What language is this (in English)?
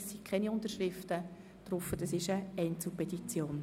Swiss German